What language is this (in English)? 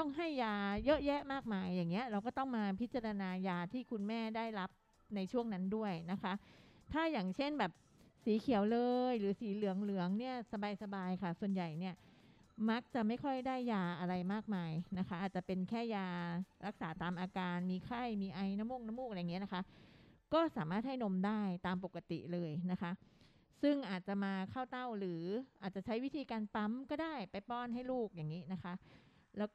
Thai